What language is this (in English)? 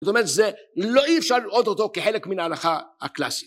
Hebrew